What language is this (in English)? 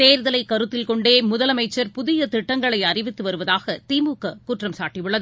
Tamil